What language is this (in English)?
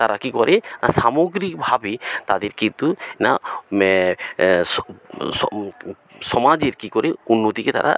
Bangla